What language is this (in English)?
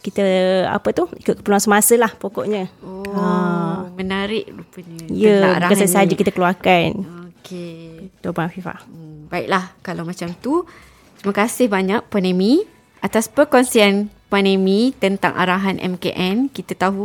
Malay